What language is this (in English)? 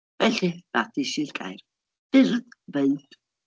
Welsh